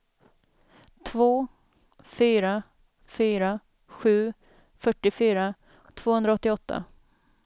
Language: Swedish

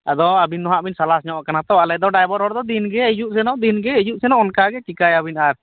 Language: Santali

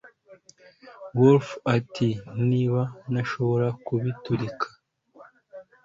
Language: Kinyarwanda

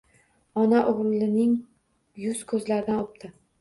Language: Uzbek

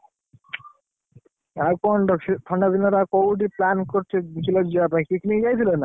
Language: Odia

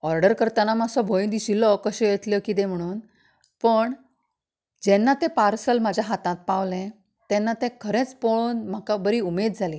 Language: Konkani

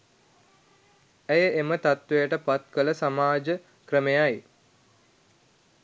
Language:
Sinhala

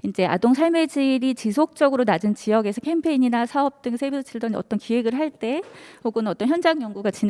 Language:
Korean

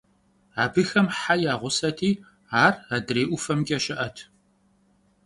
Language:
Kabardian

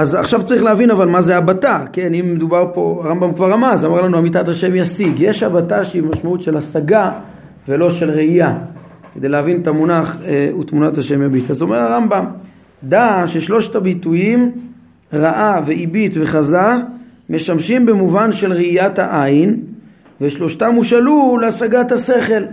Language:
Hebrew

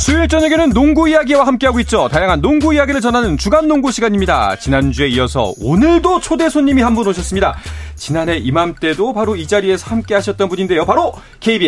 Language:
Korean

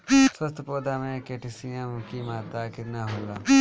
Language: Bhojpuri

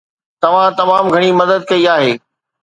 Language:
Sindhi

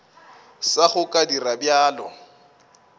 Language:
Northern Sotho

